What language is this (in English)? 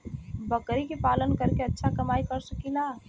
Bhojpuri